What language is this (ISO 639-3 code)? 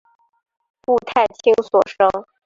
zho